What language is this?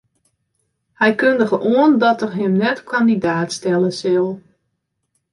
Western Frisian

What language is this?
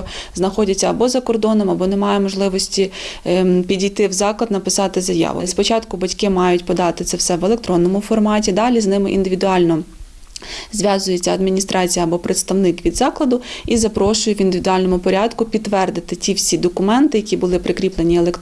Ukrainian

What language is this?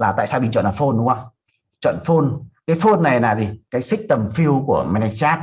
Vietnamese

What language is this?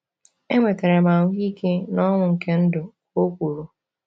Igbo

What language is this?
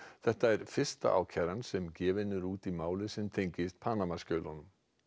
Icelandic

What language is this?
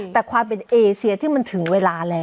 Thai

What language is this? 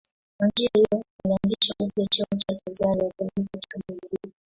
Swahili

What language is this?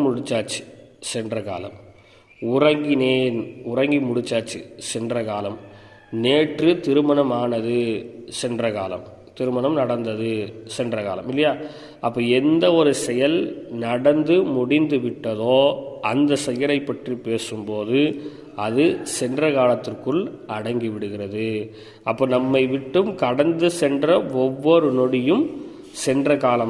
Tamil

